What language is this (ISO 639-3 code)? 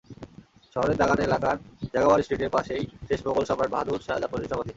ben